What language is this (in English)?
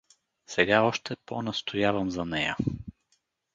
Bulgarian